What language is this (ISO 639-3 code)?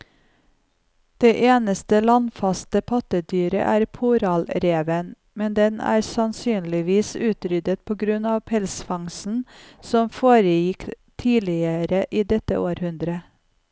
nor